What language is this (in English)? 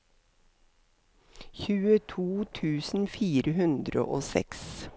Norwegian